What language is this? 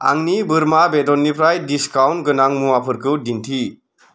Bodo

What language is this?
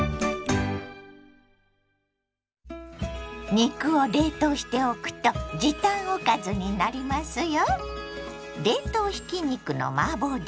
Japanese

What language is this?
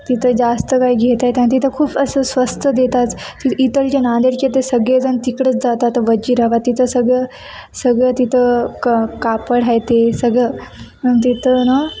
Marathi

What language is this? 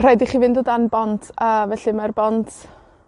Welsh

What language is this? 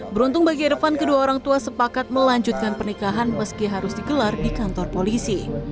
Indonesian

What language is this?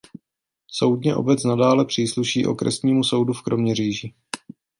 Czech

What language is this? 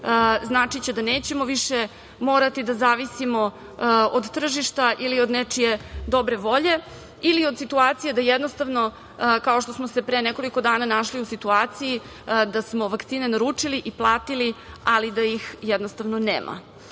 Serbian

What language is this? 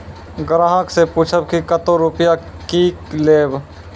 Maithili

